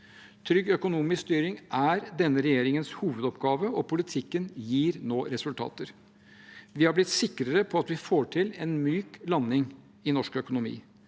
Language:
Norwegian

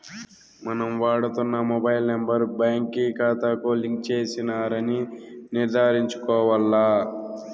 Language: Telugu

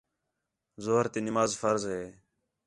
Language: Khetrani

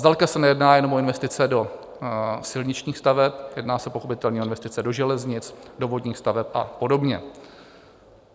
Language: Czech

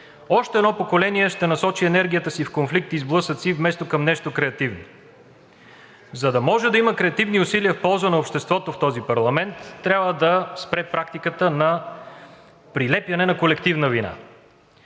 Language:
Bulgarian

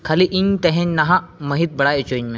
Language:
Santali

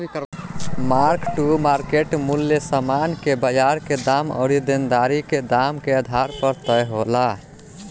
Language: Bhojpuri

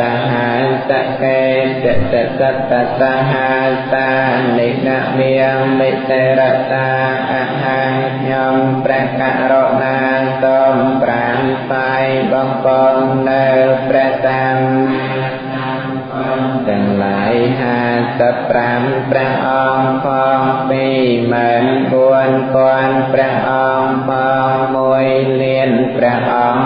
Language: Thai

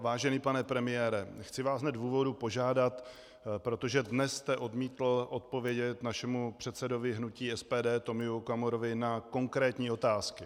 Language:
Czech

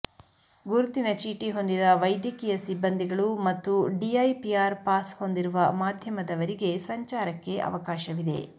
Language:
Kannada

